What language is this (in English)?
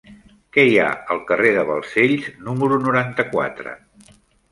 Catalan